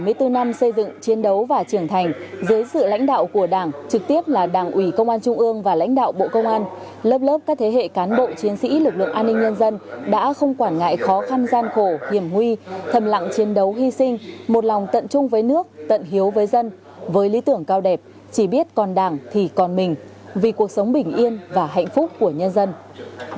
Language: Vietnamese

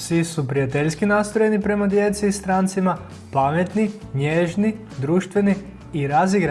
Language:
Croatian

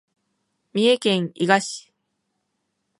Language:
Japanese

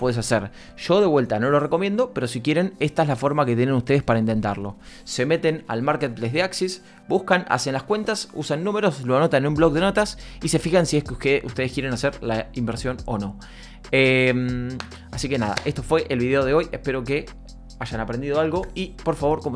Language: Spanish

